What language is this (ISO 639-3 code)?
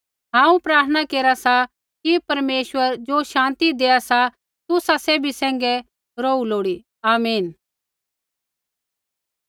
kfx